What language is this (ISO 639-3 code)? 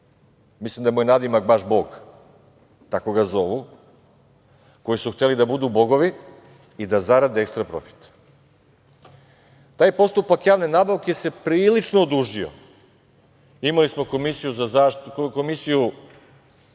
srp